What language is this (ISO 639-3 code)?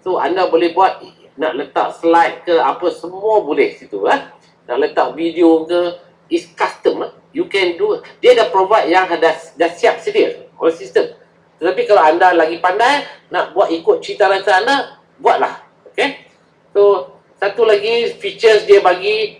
msa